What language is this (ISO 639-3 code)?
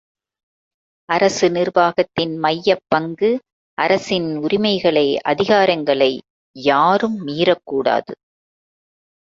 tam